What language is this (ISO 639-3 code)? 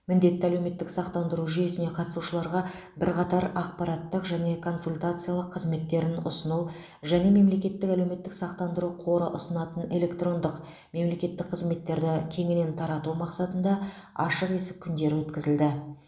kaz